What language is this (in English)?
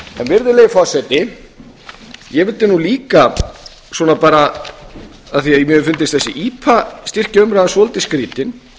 Icelandic